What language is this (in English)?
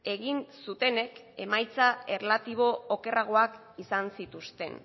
Basque